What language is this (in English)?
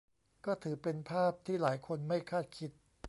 Thai